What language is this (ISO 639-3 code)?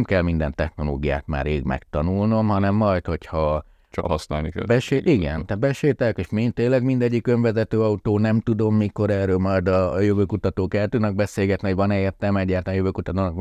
hun